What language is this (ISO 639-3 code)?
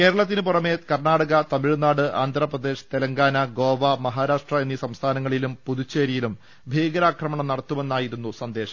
mal